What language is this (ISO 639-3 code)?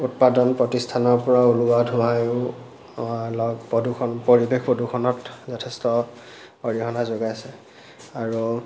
asm